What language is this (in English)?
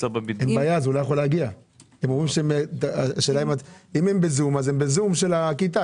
Hebrew